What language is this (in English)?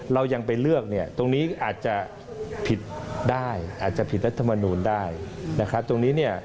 Thai